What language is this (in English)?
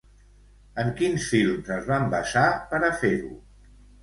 Catalan